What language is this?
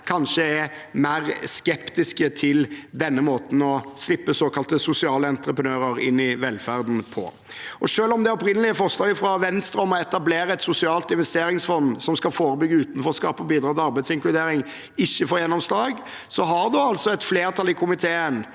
Norwegian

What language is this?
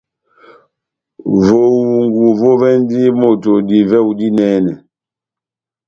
Batanga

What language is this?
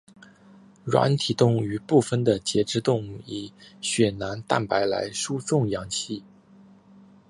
Chinese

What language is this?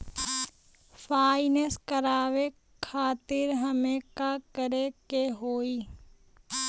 Bhojpuri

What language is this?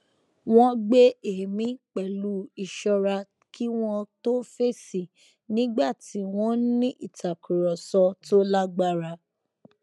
Yoruba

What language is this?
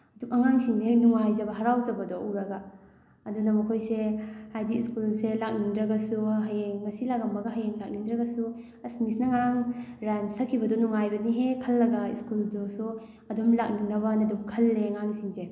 Manipuri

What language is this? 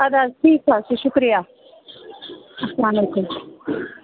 Kashmiri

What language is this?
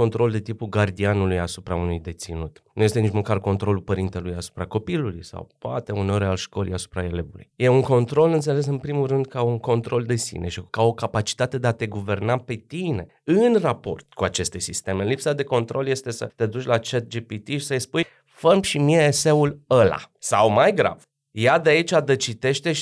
Romanian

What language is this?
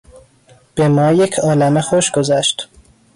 Persian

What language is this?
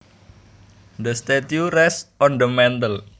Javanese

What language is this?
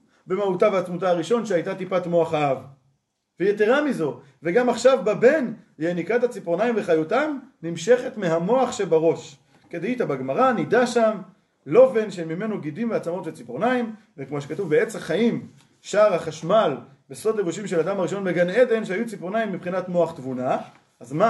Hebrew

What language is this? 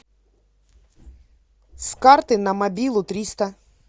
Russian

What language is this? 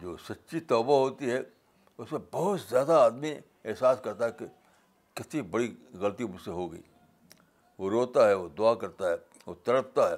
Urdu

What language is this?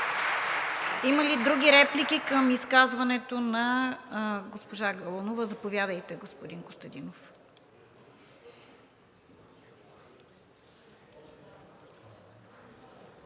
Bulgarian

